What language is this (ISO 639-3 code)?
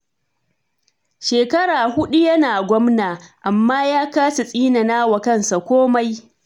hau